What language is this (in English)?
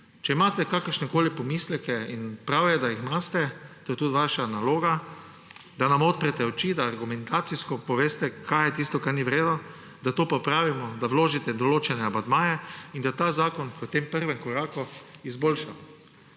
Slovenian